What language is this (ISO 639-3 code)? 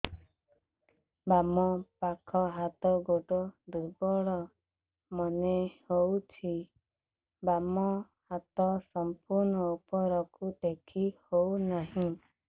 ori